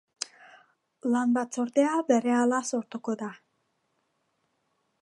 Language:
Basque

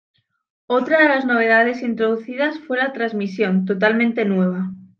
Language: Spanish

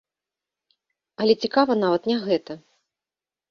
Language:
Belarusian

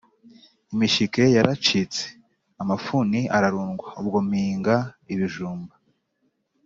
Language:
Kinyarwanda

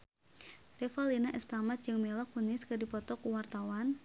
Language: Sundanese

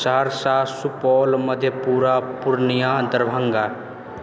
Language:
Maithili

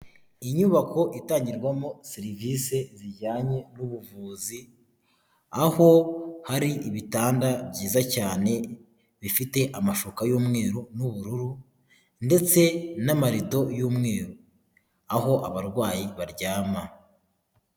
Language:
Kinyarwanda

